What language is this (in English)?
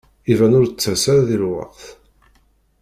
Kabyle